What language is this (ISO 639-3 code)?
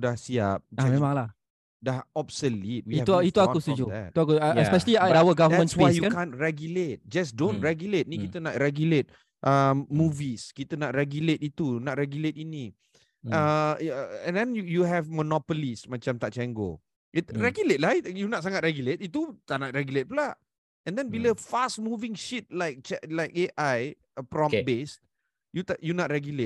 msa